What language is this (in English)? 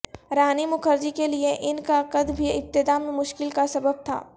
Urdu